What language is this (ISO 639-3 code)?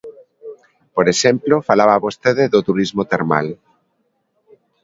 glg